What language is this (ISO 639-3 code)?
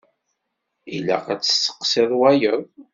kab